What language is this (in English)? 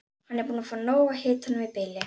Icelandic